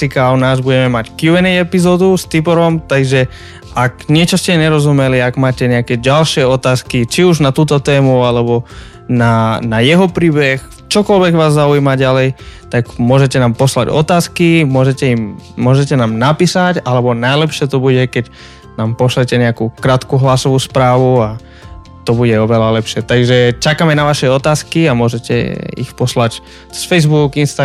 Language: Slovak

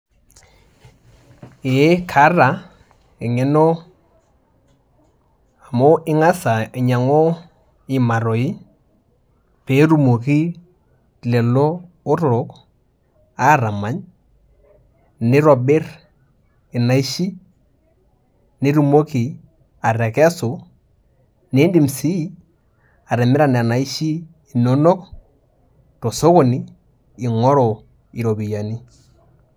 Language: Masai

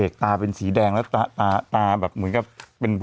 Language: Thai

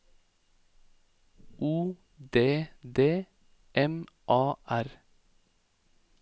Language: Norwegian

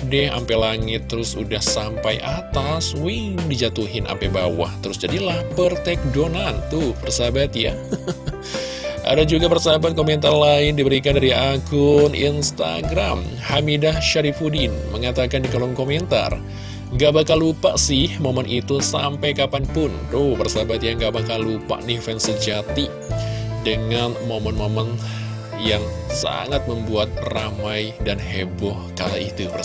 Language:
Indonesian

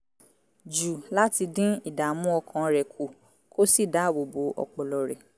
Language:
Yoruba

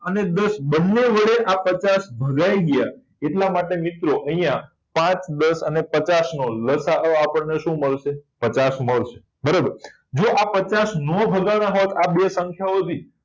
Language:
Gujarati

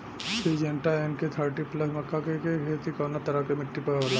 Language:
Bhojpuri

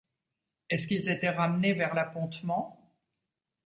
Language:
French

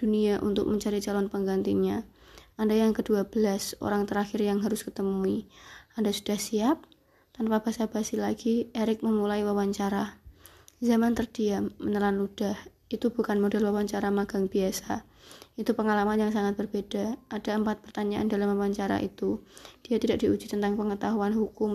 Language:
Indonesian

